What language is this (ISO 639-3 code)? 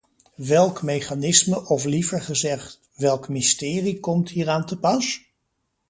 nld